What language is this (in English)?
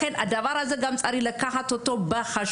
Hebrew